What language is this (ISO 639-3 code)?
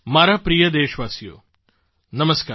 guj